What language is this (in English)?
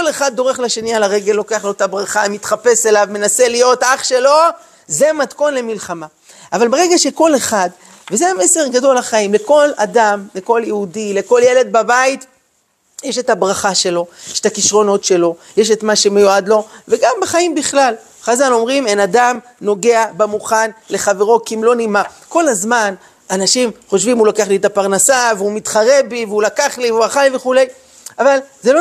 Hebrew